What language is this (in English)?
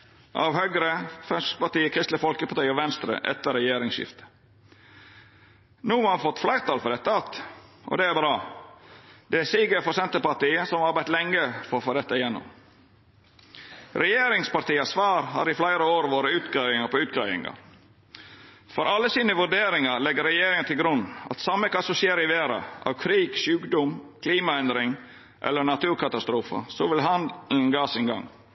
Norwegian Nynorsk